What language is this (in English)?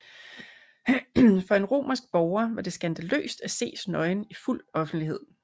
Danish